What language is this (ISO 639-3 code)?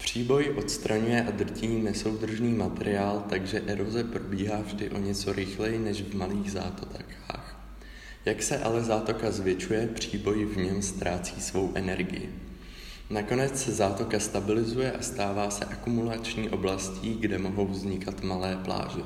ces